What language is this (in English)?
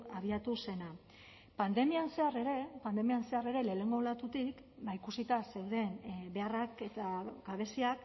Basque